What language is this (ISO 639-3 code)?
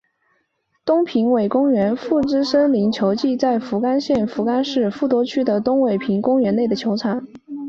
zho